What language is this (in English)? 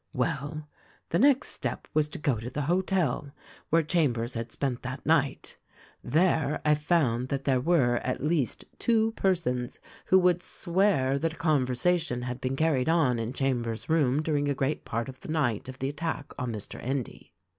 English